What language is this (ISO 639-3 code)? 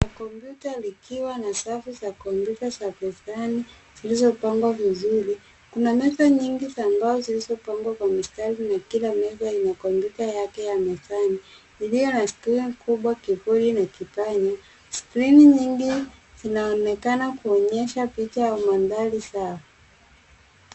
swa